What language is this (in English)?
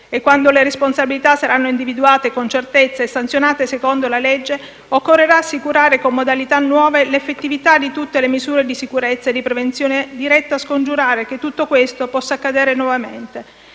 Italian